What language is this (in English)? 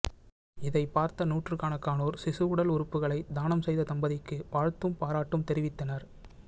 Tamil